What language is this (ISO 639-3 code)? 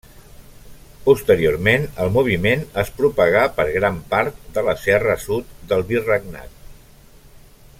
cat